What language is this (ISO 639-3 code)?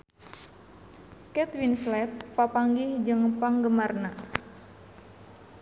sun